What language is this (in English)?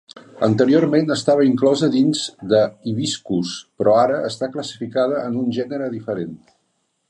Catalan